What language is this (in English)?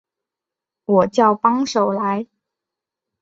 Chinese